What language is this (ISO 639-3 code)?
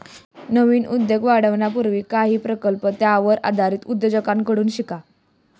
mar